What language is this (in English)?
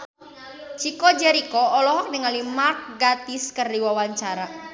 Sundanese